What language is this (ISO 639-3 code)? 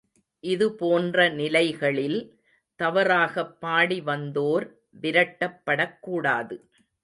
tam